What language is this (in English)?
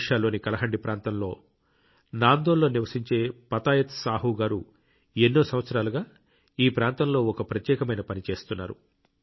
Telugu